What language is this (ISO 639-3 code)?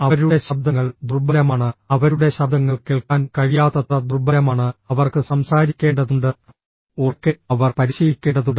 mal